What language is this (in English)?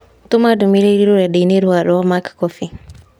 Kikuyu